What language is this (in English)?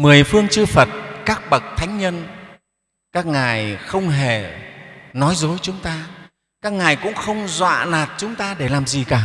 Vietnamese